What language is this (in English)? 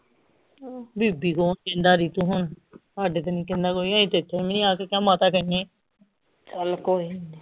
Punjabi